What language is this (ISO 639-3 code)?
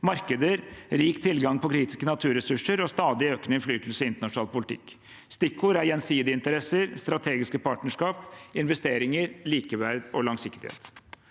nor